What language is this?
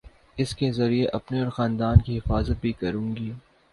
Urdu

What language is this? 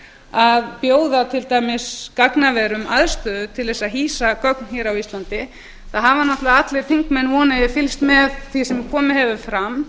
Icelandic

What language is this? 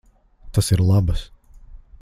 Latvian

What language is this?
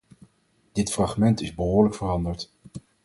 Dutch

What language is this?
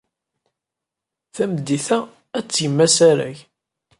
Kabyle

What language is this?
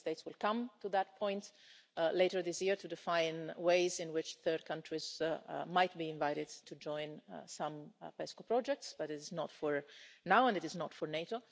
English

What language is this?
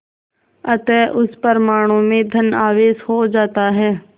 Hindi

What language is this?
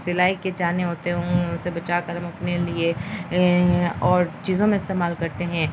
Urdu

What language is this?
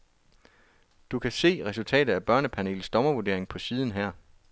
Danish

